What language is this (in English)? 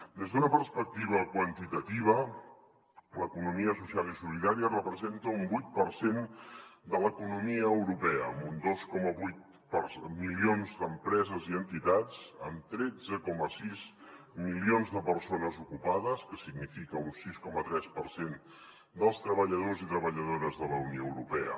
Catalan